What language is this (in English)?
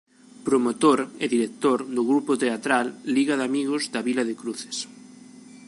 Galician